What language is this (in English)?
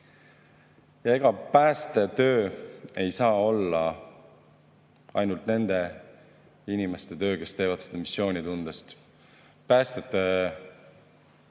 Estonian